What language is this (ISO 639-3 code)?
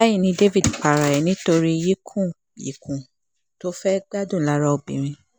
yor